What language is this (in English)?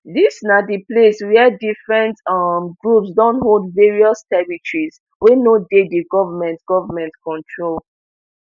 Nigerian Pidgin